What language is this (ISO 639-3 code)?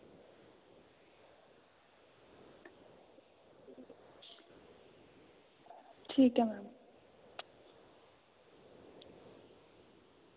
doi